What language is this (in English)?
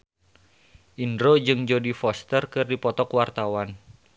Sundanese